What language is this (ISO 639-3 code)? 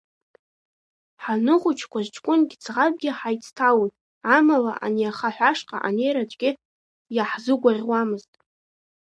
abk